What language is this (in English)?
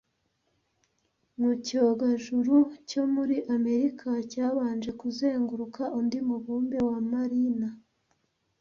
Kinyarwanda